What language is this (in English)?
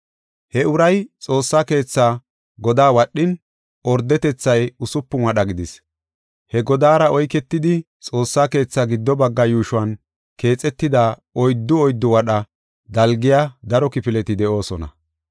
Gofa